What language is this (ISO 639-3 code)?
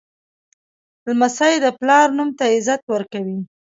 pus